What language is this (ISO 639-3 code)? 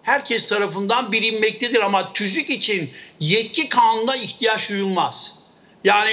tur